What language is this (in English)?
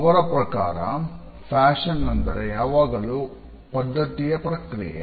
Kannada